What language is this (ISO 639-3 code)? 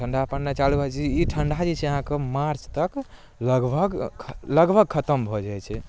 mai